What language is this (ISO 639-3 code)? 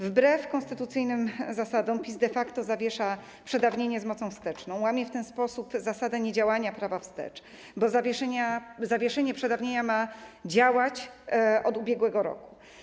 pol